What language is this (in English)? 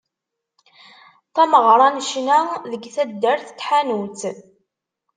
Kabyle